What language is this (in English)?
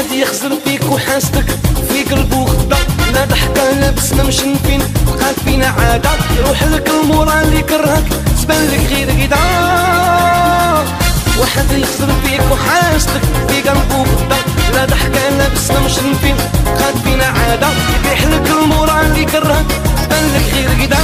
Arabic